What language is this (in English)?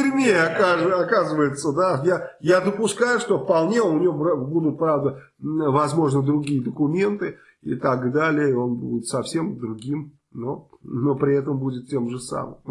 Russian